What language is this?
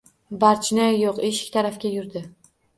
Uzbek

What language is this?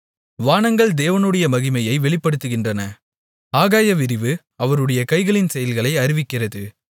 Tamil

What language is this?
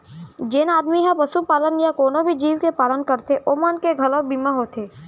Chhattisgarhi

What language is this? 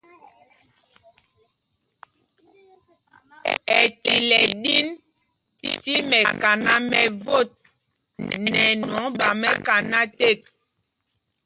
Mpumpong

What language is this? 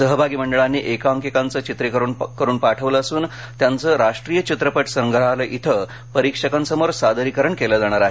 Marathi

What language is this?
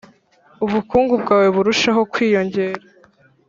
Kinyarwanda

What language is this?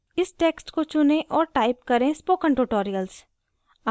Hindi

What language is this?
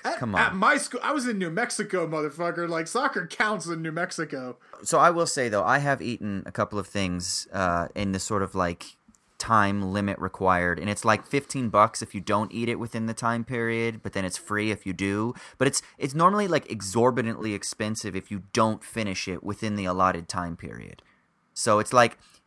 English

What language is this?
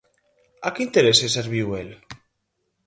Galician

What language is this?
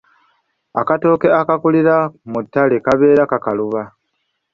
Ganda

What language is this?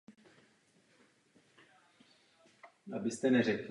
Czech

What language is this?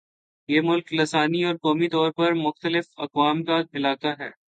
Urdu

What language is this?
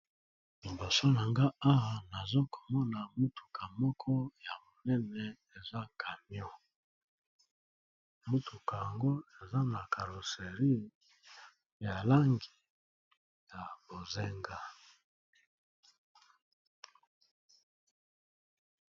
Lingala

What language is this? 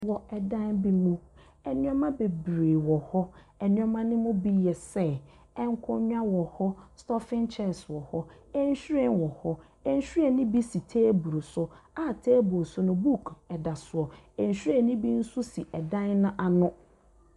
Akan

